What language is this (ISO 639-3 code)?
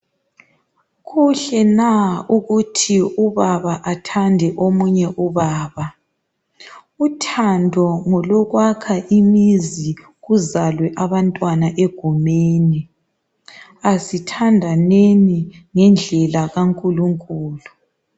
nde